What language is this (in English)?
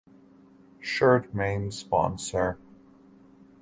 English